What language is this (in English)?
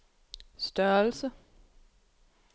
Danish